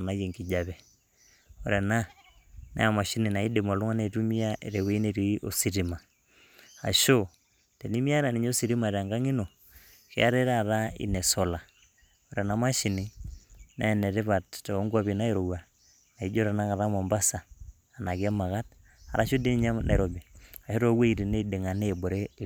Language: Masai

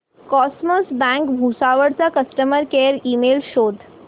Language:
Marathi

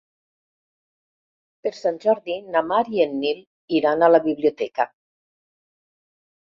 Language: Catalan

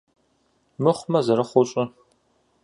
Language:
Kabardian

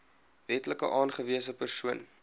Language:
Afrikaans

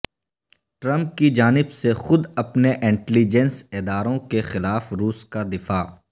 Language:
Urdu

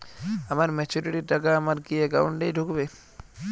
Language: Bangla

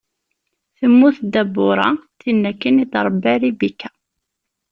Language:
Kabyle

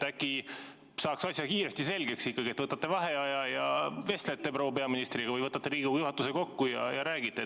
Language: Estonian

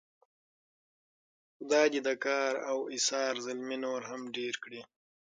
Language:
Pashto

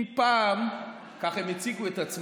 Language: Hebrew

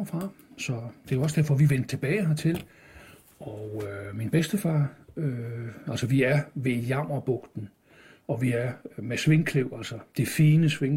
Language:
Danish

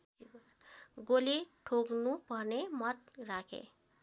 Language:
Nepali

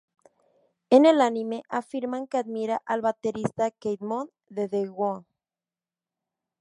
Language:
Spanish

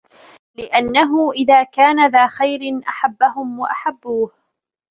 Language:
Arabic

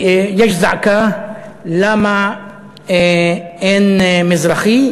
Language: Hebrew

